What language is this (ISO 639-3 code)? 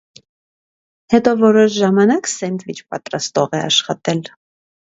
hye